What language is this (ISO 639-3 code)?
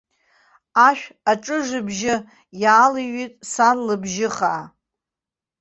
abk